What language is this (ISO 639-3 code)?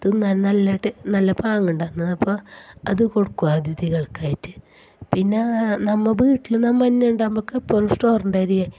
mal